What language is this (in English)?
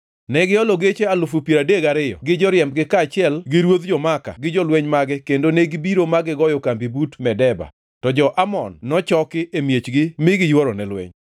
Luo (Kenya and Tanzania)